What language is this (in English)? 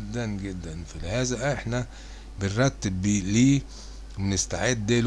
Arabic